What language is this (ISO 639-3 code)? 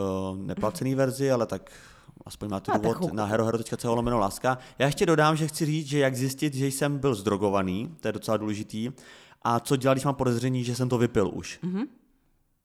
ces